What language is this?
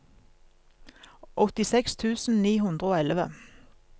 Norwegian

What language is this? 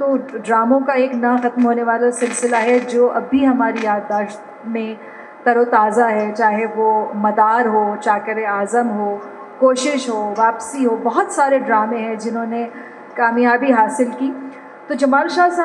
Hindi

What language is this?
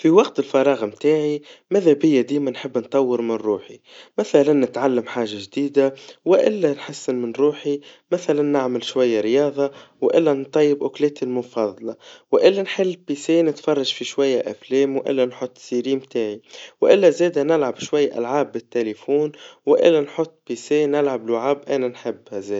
Tunisian Arabic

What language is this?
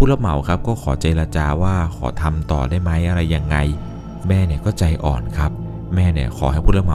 Thai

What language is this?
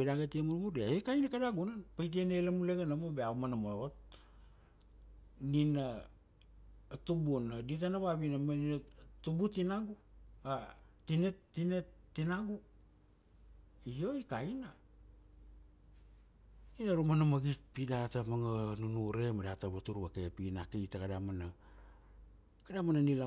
Kuanua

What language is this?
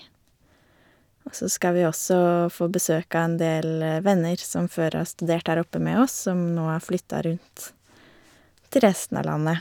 Norwegian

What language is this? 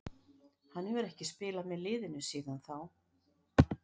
Icelandic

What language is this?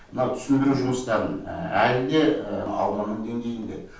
Kazakh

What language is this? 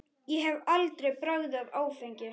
Icelandic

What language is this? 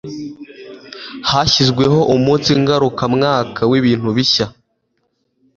Kinyarwanda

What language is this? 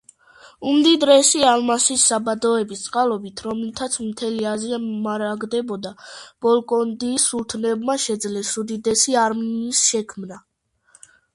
Georgian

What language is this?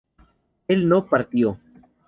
Spanish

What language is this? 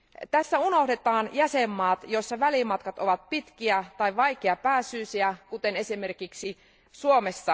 Finnish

